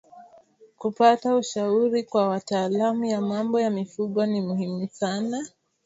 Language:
Swahili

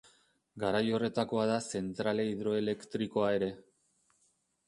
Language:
Basque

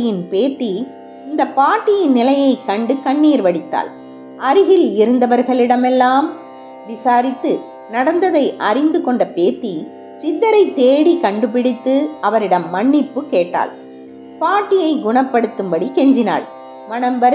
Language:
Tamil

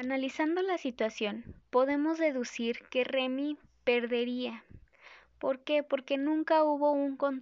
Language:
Spanish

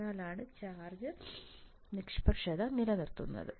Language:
Malayalam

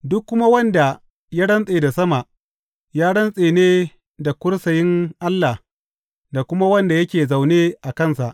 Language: Hausa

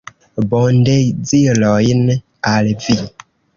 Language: Esperanto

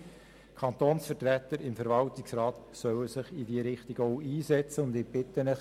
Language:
Swiss German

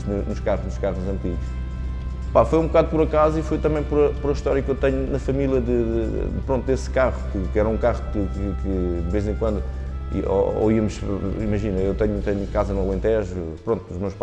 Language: Portuguese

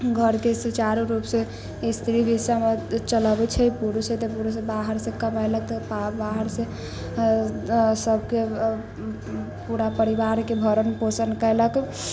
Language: Maithili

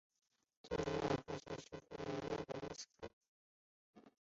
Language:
Chinese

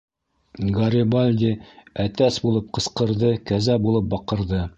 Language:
Bashkir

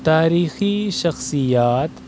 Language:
Urdu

